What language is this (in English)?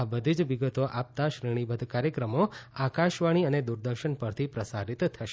Gujarati